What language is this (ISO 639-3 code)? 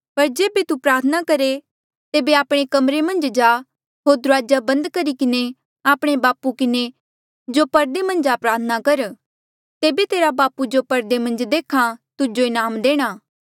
mjl